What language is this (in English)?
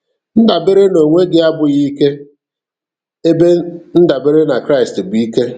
Igbo